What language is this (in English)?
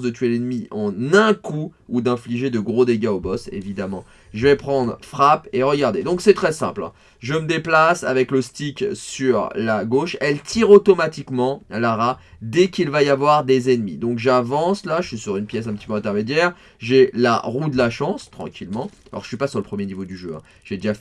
French